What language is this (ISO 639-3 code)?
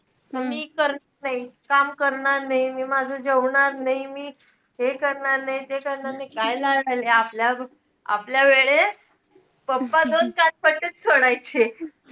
mar